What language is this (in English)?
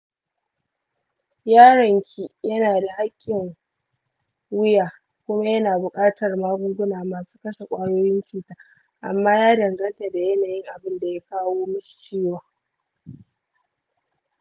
Hausa